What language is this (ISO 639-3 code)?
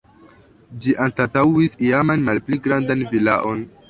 epo